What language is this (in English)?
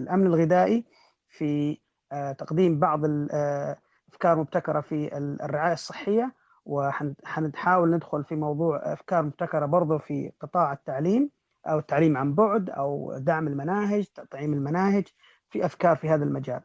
Arabic